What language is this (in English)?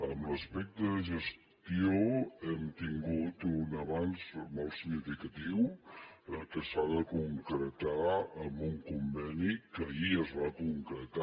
Catalan